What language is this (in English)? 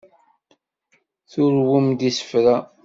Kabyle